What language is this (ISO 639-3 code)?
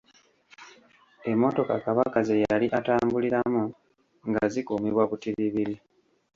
lug